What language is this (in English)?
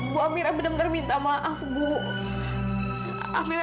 Indonesian